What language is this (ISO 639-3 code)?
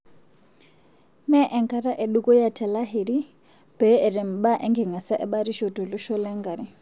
mas